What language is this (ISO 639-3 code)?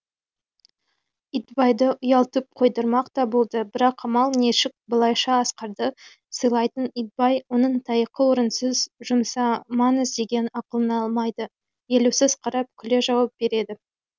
kaz